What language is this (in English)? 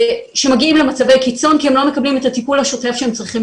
Hebrew